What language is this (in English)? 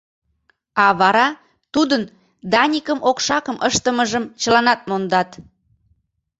Mari